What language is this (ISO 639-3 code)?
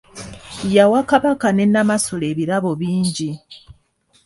lug